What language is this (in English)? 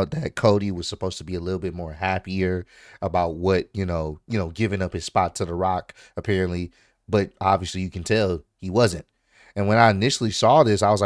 English